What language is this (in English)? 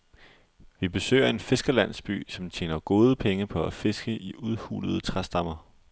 Danish